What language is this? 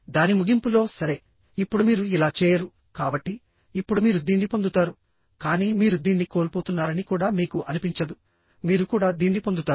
Telugu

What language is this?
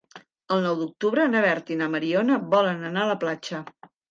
Catalan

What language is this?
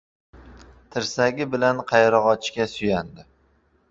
Uzbek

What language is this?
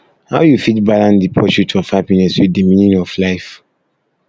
Nigerian Pidgin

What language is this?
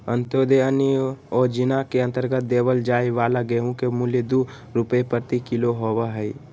Magahi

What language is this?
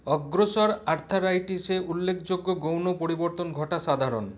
Bangla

